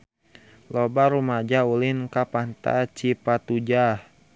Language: Sundanese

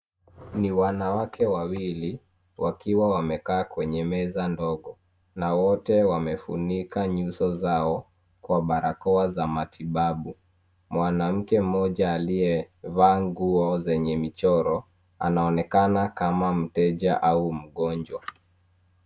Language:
Swahili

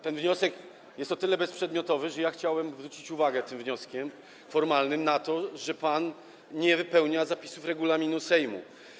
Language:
Polish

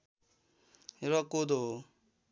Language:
Nepali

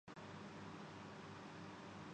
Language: Urdu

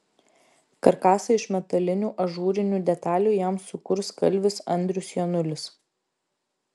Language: Lithuanian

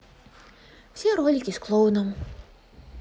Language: Russian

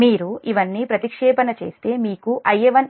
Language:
Telugu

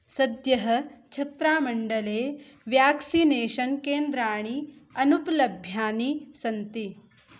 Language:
Sanskrit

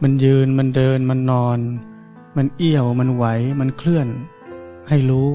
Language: Thai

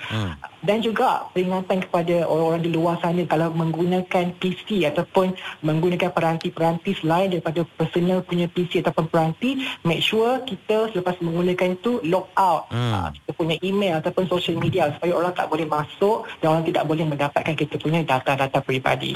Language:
Malay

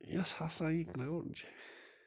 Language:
Kashmiri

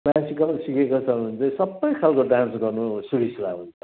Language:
Nepali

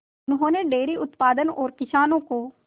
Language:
Hindi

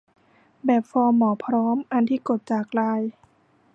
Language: Thai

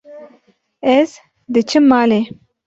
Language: Kurdish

